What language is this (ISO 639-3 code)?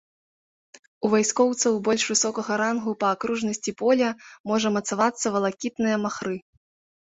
bel